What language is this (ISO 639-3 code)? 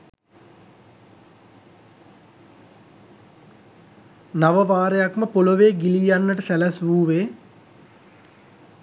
sin